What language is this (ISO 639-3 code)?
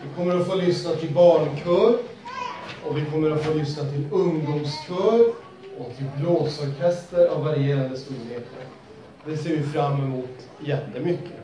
swe